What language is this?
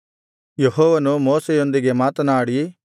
Kannada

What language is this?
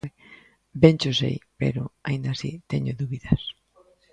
Galician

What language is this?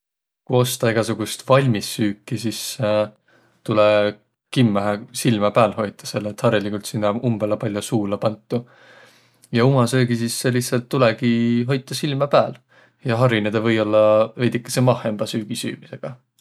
Võro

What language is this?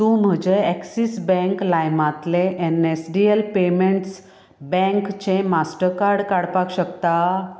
Konkani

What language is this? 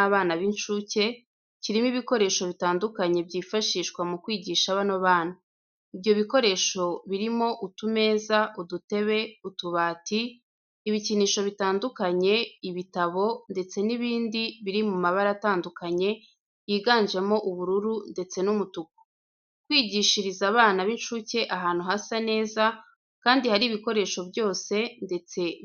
Kinyarwanda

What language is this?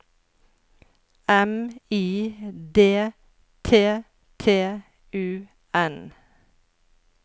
Norwegian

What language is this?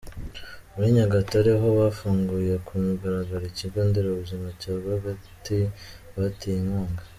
Kinyarwanda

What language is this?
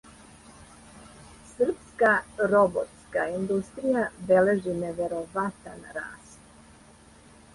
Serbian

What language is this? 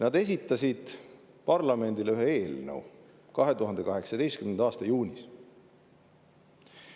Estonian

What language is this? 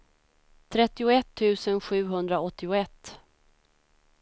Swedish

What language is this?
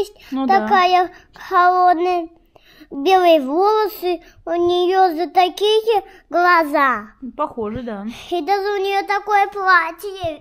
Russian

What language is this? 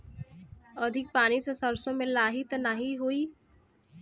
Bhojpuri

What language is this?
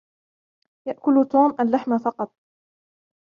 Arabic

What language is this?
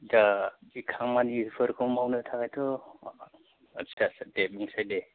Bodo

